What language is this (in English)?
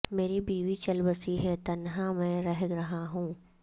Urdu